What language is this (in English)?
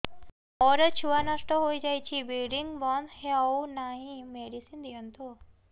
Odia